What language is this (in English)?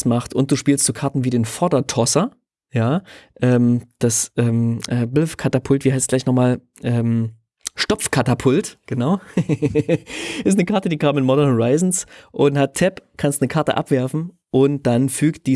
German